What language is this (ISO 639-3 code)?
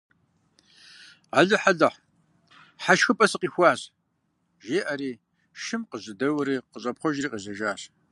kbd